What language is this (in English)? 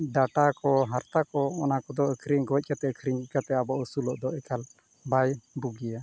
Santali